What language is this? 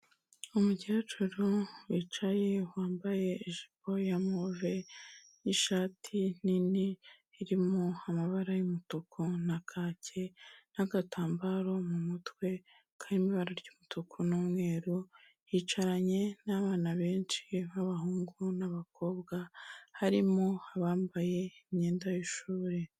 Kinyarwanda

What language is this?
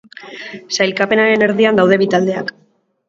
Basque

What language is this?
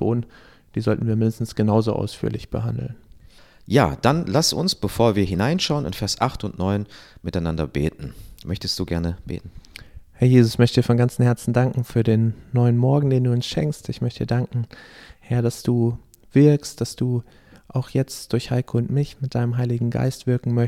German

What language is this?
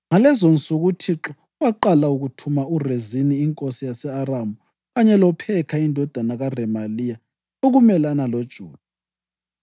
North Ndebele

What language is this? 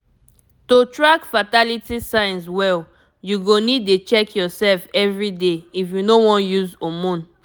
Nigerian Pidgin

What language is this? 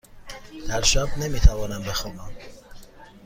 Persian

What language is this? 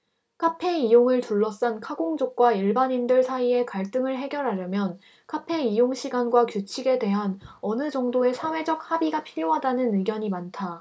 Korean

